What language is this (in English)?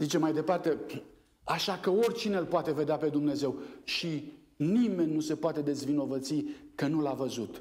Romanian